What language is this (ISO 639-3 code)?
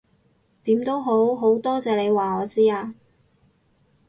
yue